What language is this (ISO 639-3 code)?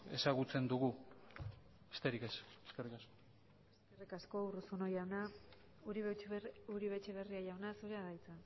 eus